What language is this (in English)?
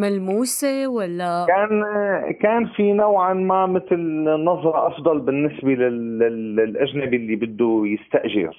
Arabic